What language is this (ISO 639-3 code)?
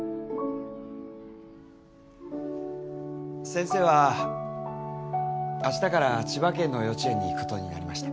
jpn